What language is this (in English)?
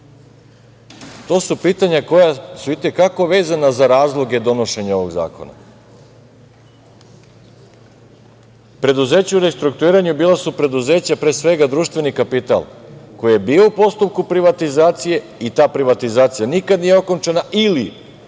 Serbian